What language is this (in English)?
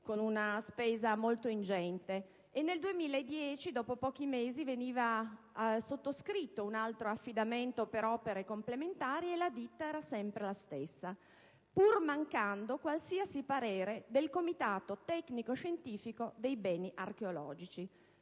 Italian